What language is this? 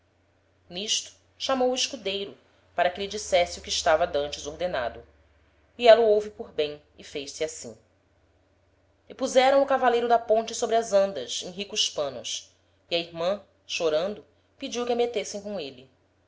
Portuguese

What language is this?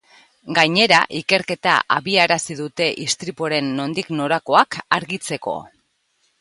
Basque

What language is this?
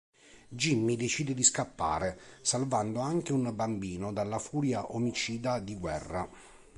Italian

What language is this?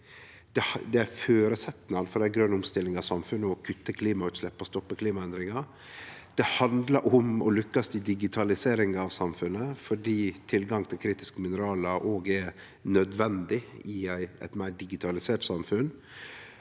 Norwegian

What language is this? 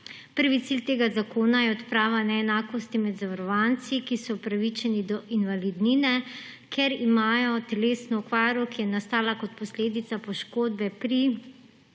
Slovenian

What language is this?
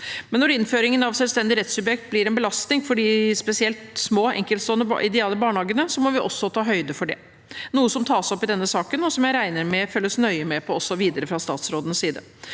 Norwegian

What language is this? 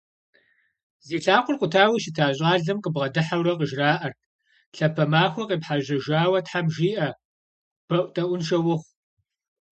Kabardian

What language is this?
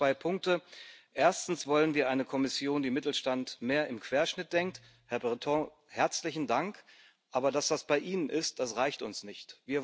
German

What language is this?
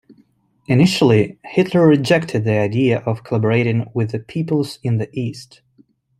English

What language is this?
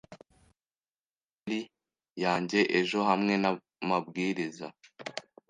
Kinyarwanda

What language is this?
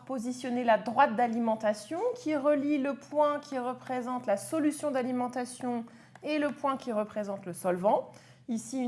French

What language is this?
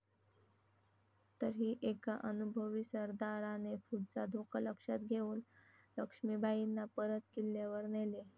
Marathi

